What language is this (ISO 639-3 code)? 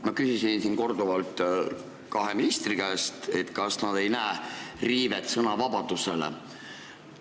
est